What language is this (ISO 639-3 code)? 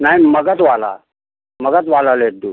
hin